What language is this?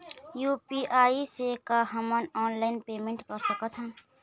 Chhattisgarhi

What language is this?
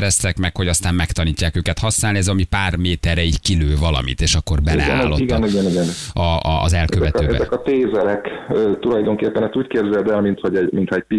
Hungarian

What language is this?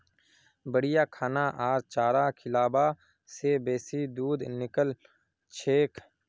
Magahi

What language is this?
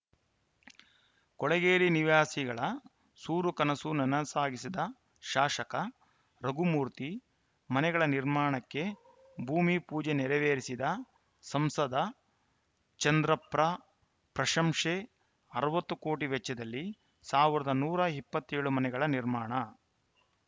Kannada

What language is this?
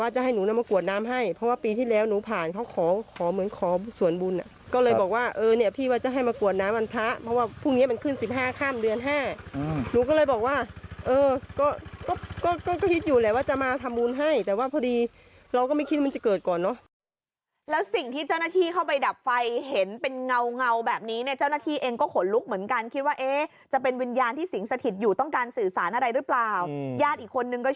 Thai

